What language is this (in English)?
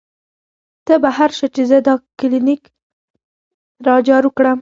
Pashto